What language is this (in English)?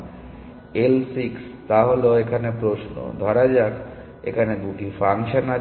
Bangla